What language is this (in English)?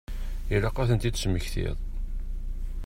Kabyle